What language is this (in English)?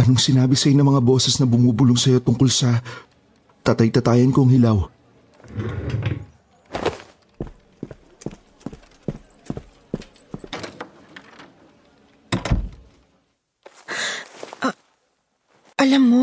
Filipino